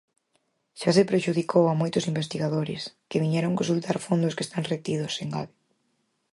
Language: Galician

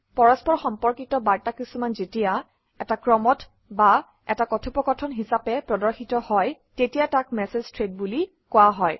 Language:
Assamese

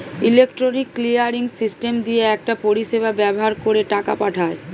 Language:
Bangla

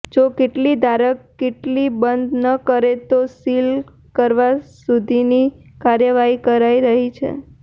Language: Gujarati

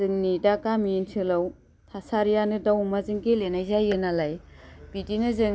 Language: Bodo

